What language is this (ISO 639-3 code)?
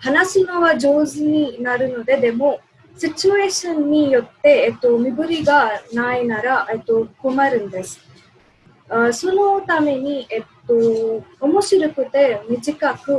jpn